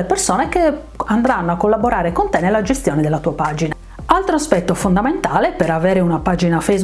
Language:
Italian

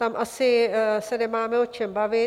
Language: Czech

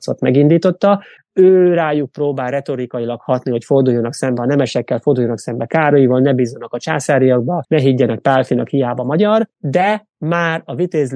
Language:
Hungarian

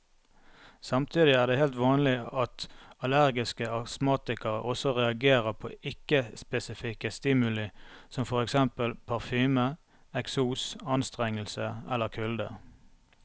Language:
Norwegian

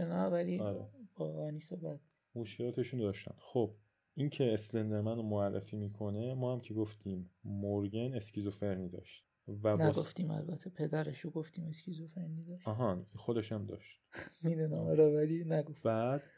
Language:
Persian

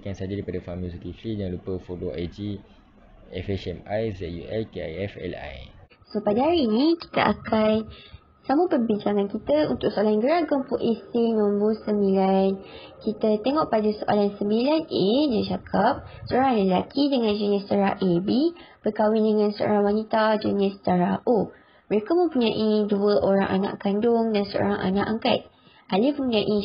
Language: Malay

